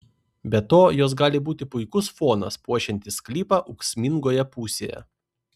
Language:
Lithuanian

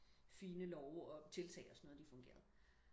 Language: Danish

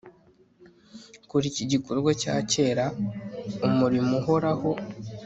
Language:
Kinyarwanda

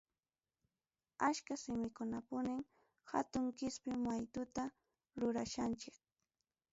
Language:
Ayacucho Quechua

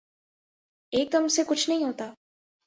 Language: Urdu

